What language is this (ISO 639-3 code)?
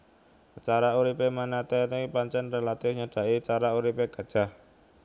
jav